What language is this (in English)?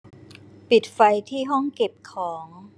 Thai